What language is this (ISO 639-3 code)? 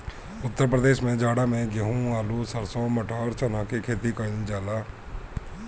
bho